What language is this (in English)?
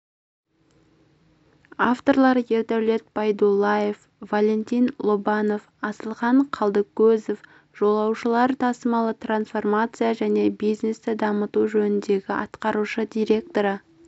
Kazakh